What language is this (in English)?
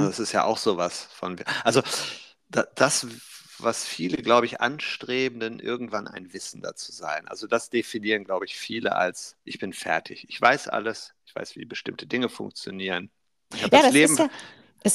German